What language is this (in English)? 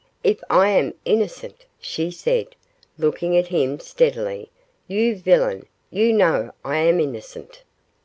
English